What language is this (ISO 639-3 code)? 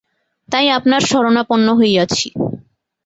ben